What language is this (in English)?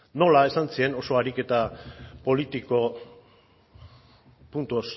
Basque